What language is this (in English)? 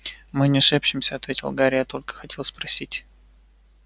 Russian